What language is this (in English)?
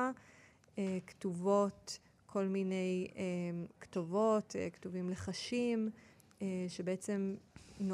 Hebrew